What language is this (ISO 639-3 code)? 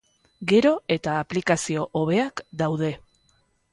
eus